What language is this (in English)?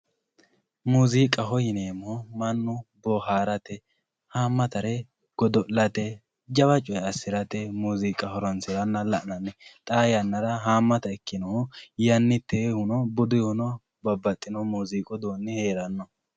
Sidamo